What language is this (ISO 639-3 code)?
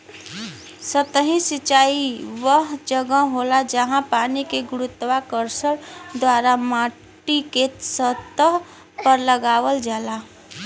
bho